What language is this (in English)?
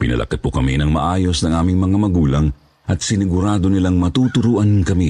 Filipino